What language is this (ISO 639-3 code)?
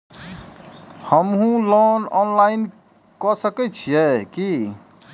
mai